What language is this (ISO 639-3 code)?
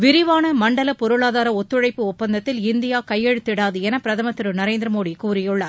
tam